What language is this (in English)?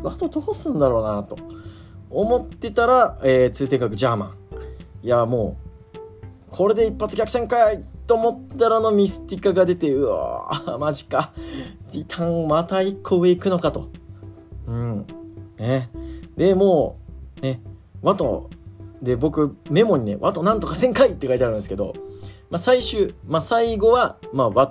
Japanese